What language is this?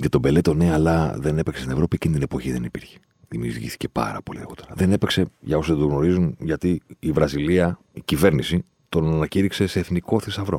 Greek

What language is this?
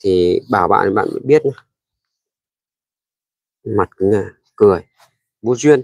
Vietnamese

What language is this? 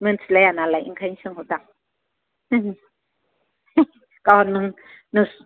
Bodo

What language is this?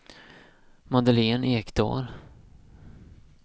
Swedish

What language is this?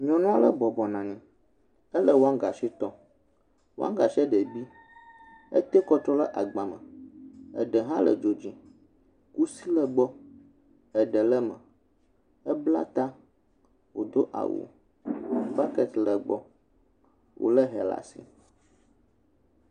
Ewe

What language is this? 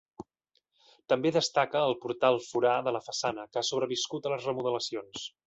Catalan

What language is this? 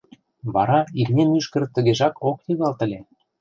Mari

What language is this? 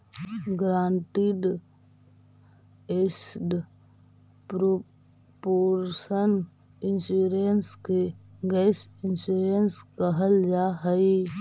Magahi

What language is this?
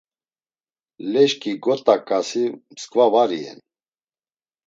Laz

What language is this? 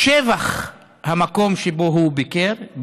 Hebrew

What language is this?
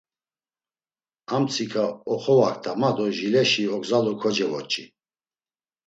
Laz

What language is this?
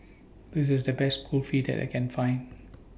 English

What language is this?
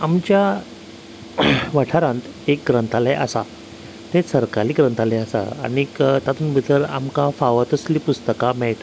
Konkani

